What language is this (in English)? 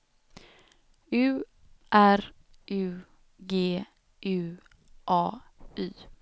Swedish